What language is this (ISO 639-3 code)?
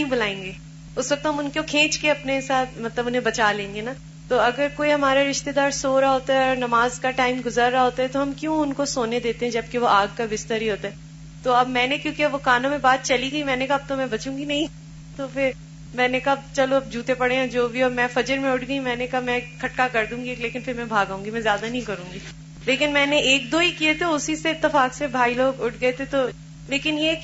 urd